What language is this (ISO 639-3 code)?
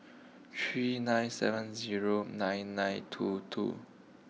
eng